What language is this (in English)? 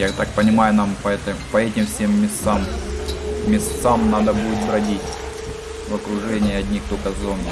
Russian